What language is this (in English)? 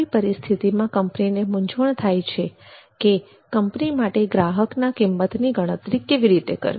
Gujarati